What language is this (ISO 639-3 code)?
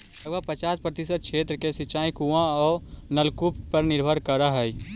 mag